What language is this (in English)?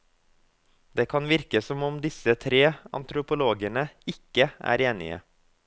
Norwegian